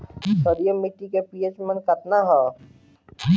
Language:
Bhojpuri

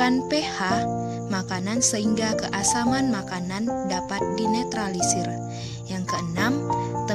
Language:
Indonesian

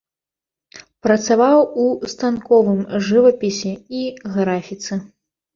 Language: Belarusian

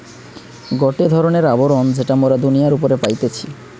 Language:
Bangla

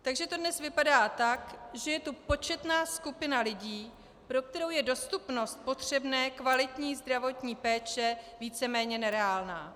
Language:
Czech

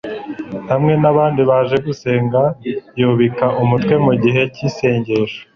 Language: Kinyarwanda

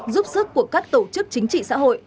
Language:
Vietnamese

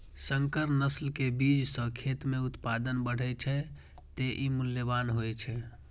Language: Maithili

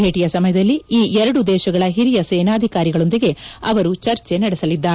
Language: Kannada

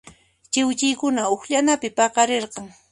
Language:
Puno Quechua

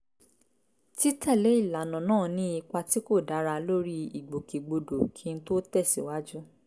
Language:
Yoruba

